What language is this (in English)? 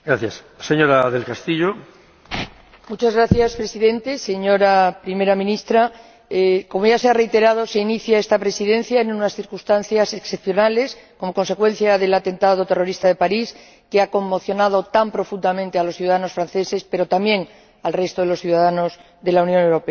Spanish